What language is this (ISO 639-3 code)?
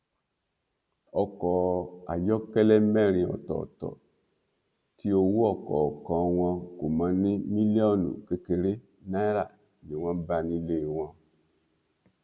yor